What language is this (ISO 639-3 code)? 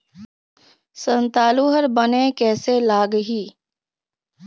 hne